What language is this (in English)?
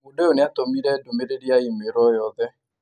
Kikuyu